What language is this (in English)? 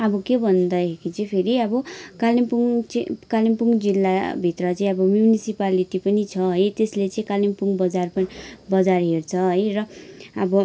Nepali